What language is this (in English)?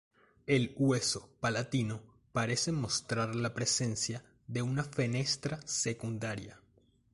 Spanish